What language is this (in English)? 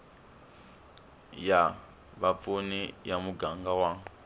Tsonga